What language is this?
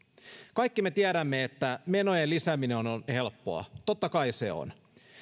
Finnish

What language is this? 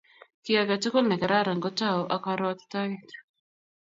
Kalenjin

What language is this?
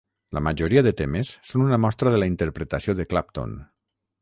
Catalan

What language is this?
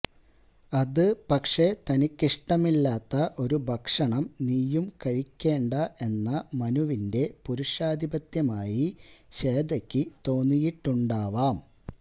Malayalam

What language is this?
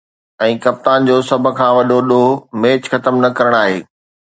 Sindhi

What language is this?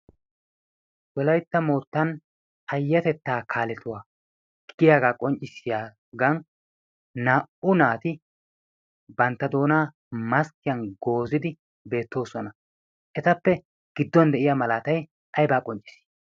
Wolaytta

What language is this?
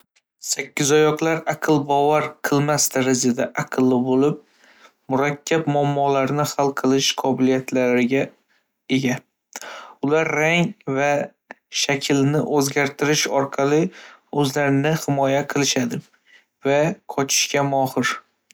Uzbek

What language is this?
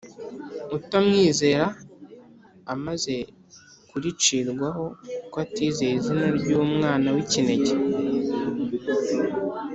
Kinyarwanda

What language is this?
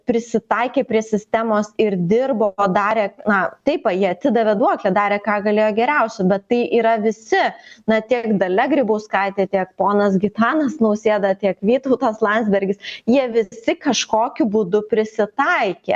Lithuanian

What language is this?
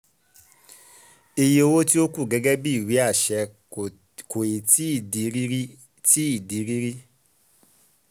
Yoruba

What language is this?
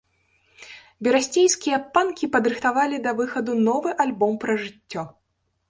Belarusian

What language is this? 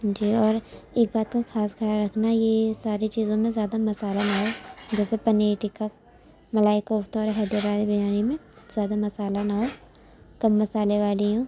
Urdu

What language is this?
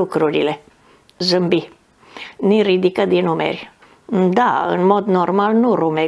Romanian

